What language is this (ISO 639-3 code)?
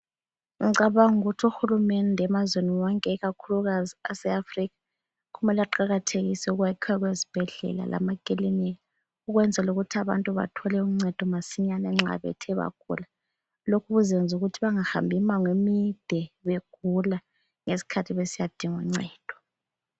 nde